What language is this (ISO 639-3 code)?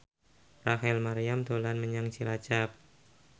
jav